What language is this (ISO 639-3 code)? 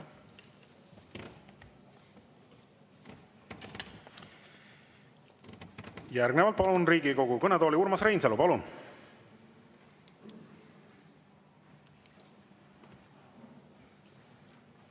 est